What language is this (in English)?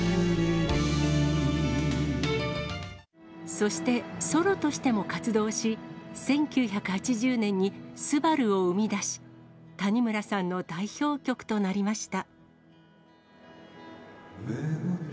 Japanese